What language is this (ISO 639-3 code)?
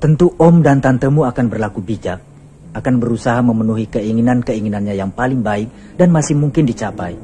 ind